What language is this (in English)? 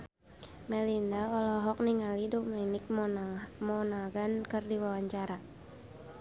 Sundanese